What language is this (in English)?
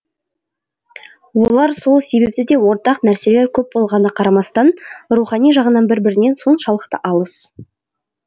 Kazakh